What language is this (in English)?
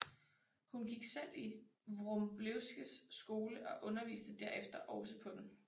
Danish